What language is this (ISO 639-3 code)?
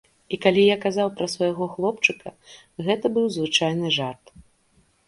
bel